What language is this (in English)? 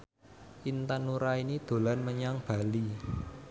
Javanese